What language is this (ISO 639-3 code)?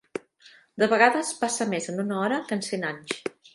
cat